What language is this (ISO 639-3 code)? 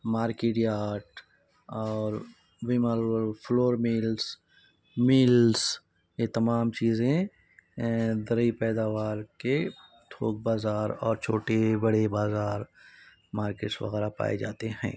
urd